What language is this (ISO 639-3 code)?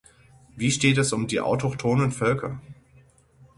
deu